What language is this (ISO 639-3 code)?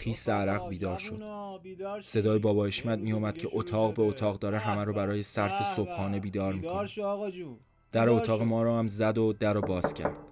fas